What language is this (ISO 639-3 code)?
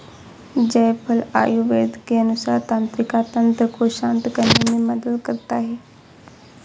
hin